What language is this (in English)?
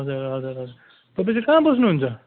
Nepali